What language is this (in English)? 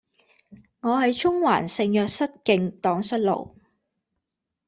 Cantonese